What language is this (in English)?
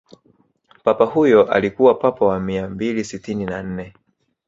Swahili